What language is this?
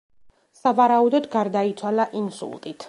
Georgian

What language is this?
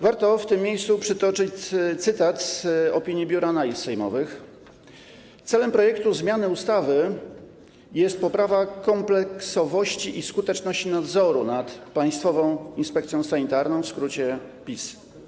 Polish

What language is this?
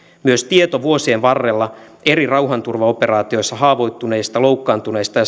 Finnish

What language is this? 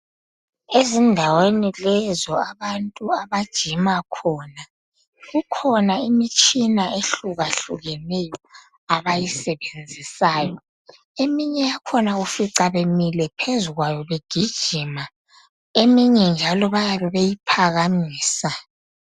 North Ndebele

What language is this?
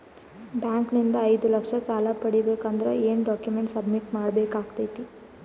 Kannada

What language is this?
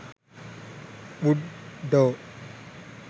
Sinhala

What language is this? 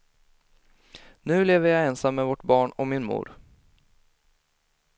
Swedish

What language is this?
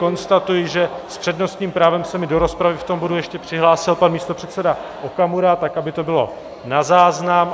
Czech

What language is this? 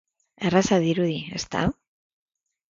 Basque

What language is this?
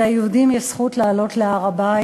Hebrew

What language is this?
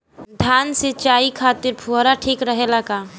Bhojpuri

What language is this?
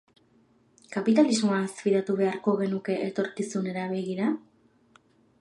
Basque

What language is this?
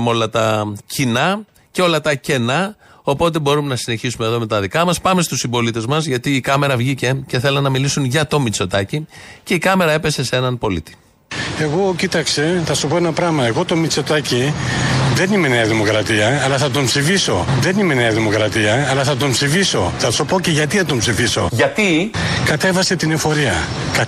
Greek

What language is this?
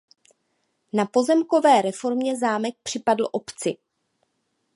Czech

